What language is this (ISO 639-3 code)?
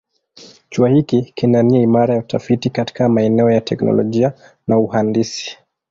swa